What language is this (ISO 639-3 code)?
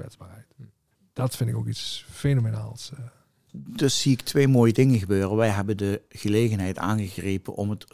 nld